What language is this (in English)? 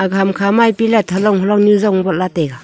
Wancho Naga